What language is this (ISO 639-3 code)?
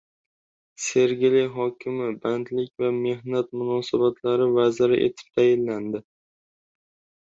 uzb